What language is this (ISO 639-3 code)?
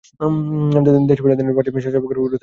ben